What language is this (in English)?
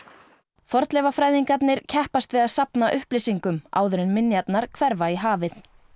Icelandic